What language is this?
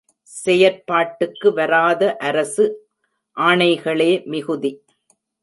Tamil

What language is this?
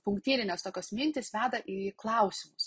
Lithuanian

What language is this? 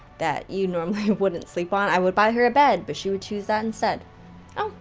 English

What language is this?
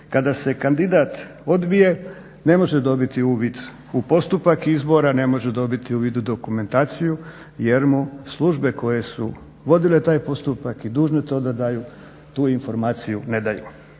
Croatian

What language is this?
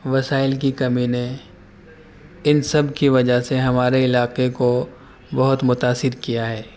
Urdu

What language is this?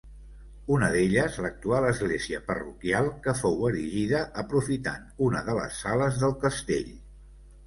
Catalan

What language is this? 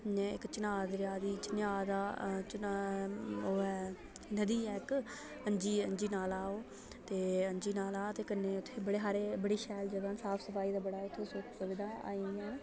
Dogri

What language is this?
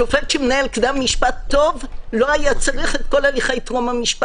Hebrew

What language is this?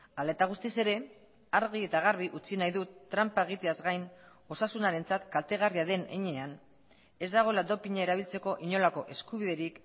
Basque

